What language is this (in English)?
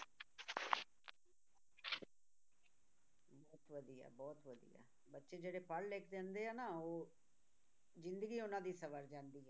Punjabi